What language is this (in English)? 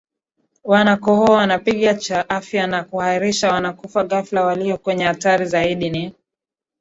Swahili